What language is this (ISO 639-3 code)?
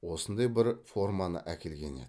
kaz